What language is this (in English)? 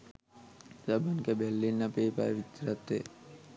Sinhala